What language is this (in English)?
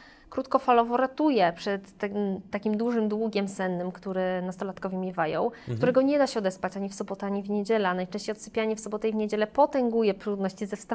Polish